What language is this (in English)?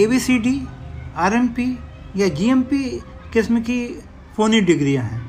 Hindi